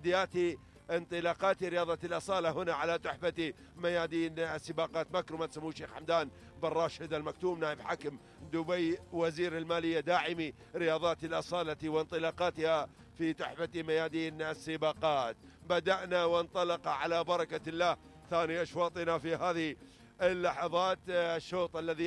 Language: Arabic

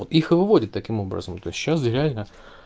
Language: Russian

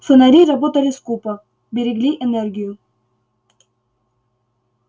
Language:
Russian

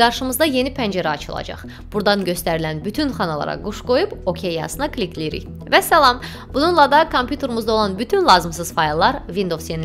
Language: Turkish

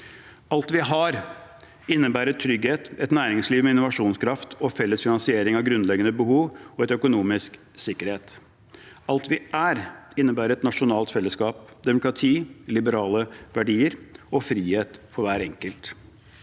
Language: Norwegian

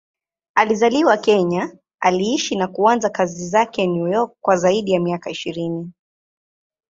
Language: Swahili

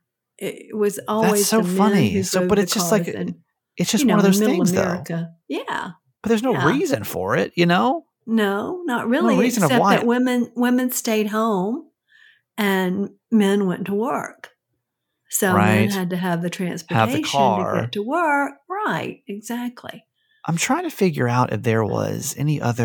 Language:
English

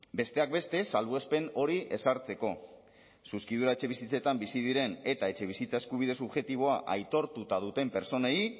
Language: Basque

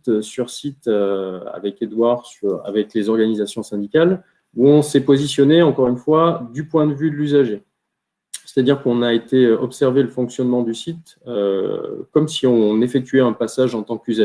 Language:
French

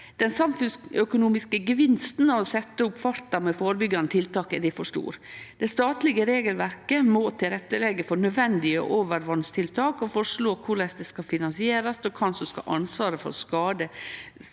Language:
Norwegian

